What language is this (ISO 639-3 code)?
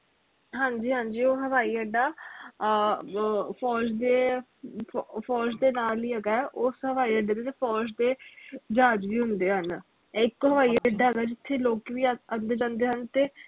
pan